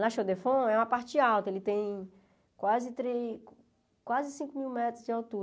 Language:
Portuguese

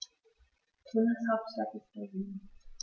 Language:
German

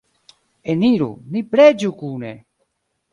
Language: Esperanto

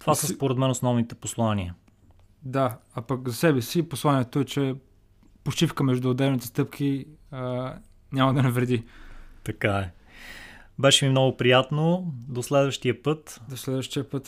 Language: Bulgarian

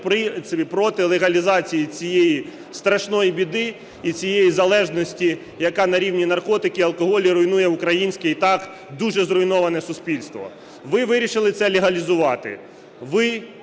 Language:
Ukrainian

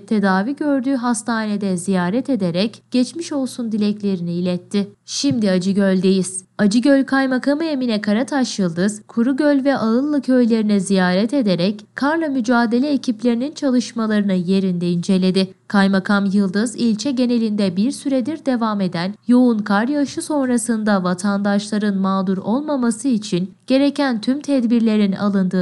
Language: Turkish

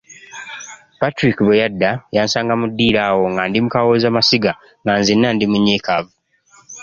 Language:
Ganda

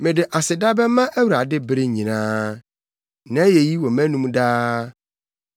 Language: Akan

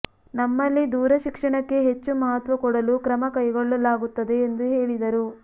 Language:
Kannada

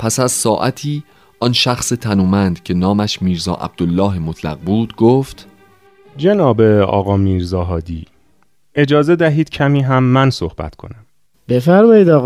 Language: Persian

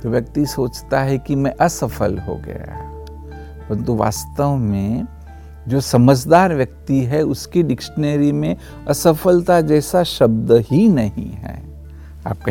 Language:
Hindi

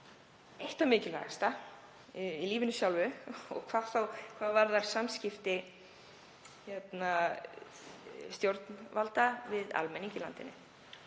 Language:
Icelandic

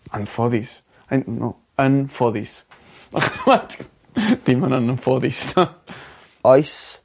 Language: Welsh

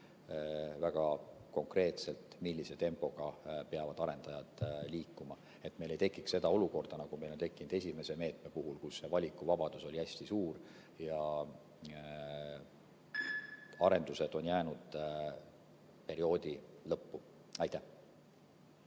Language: Estonian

